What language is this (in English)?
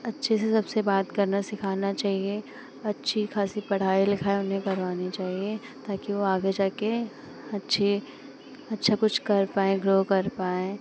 Hindi